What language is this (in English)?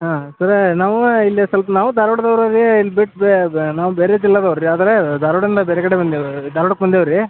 Kannada